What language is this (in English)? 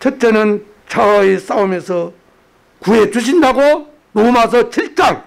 Korean